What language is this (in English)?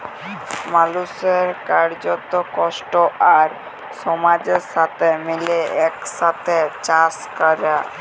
Bangla